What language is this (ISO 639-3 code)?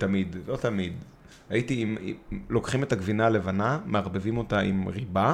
heb